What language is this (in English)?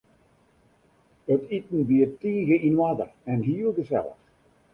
Western Frisian